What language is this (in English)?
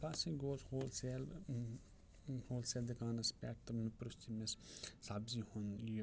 Kashmiri